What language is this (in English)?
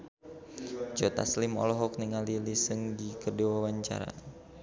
Sundanese